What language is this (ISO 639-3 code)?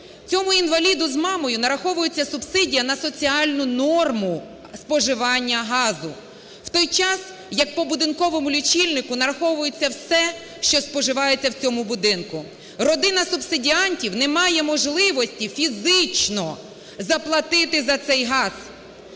ukr